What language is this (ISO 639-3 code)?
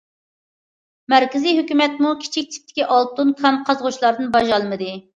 uig